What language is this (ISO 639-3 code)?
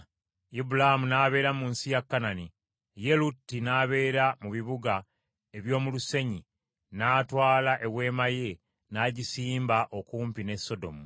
lug